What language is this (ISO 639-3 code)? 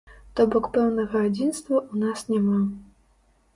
bel